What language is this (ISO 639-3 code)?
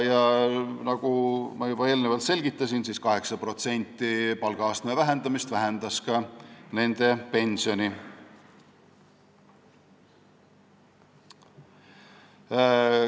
est